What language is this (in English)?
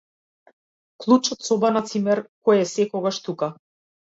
Macedonian